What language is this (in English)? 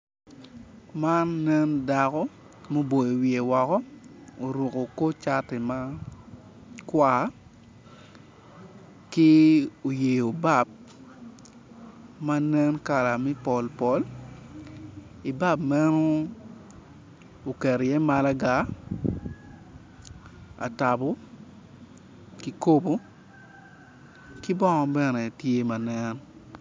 Acoli